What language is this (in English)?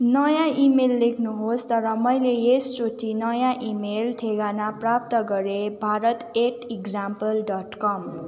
Nepali